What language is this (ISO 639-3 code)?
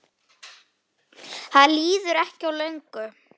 isl